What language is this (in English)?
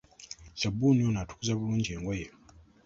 Ganda